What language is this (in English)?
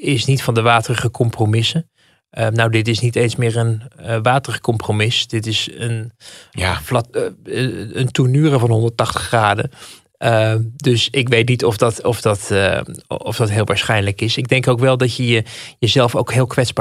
Dutch